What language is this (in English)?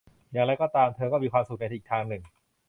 Thai